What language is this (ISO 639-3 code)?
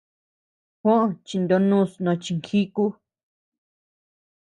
cux